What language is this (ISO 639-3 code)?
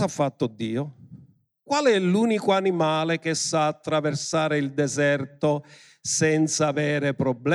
ita